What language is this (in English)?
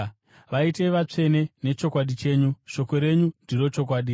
Shona